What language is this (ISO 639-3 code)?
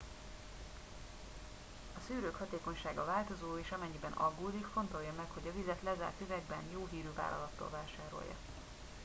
hun